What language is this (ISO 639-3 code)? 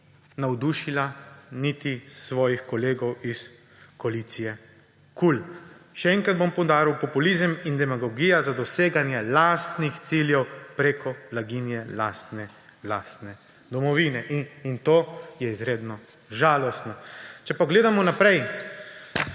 slv